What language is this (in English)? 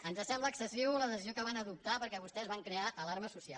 Catalan